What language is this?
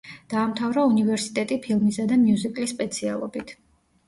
Georgian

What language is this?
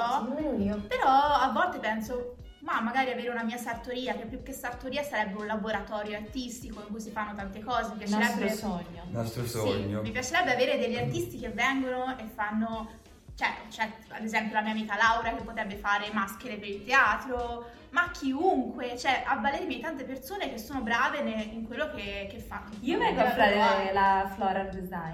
Italian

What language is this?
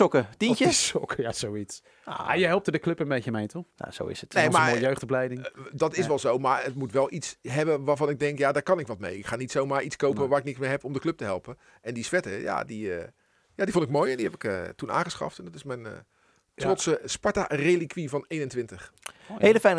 Dutch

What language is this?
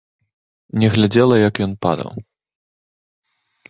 Belarusian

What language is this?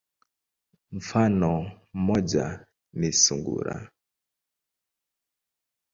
Swahili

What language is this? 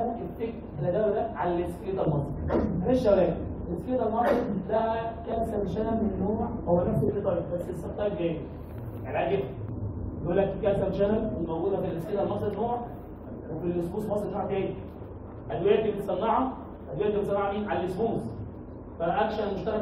Arabic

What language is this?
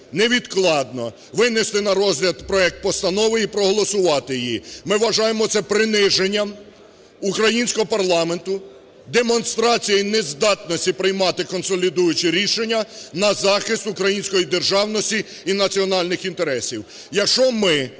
Ukrainian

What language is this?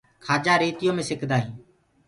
Gurgula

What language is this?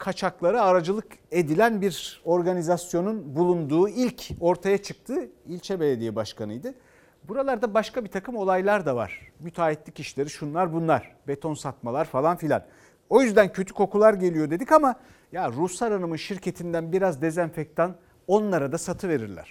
Turkish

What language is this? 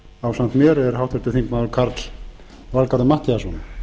Icelandic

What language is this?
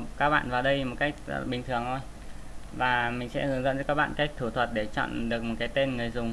Vietnamese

